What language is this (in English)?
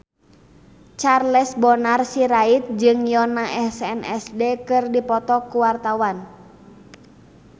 Sundanese